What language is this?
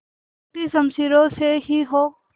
Hindi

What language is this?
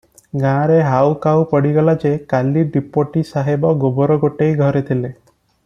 Odia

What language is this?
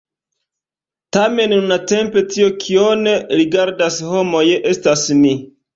Esperanto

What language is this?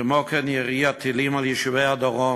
Hebrew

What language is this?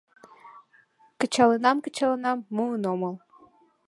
Mari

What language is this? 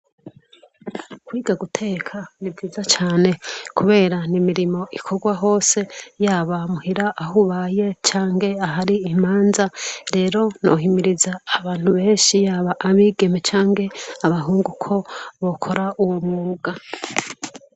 Rundi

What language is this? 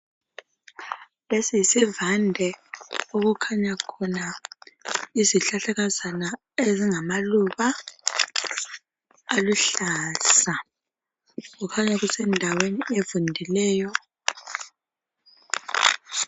North Ndebele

